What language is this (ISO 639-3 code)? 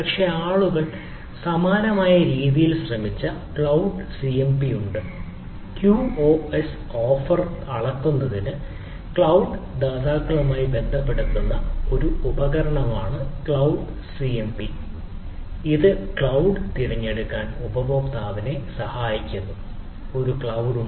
mal